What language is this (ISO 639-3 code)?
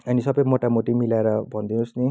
nep